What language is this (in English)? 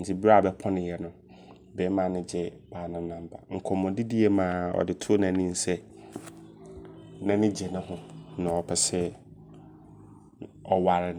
Abron